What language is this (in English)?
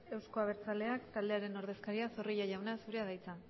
Basque